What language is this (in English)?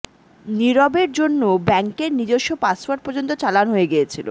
Bangla